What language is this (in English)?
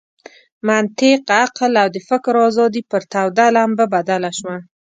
Pashto